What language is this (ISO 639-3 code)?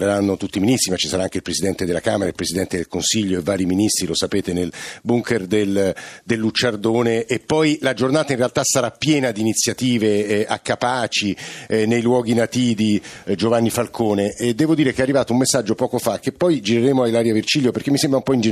ita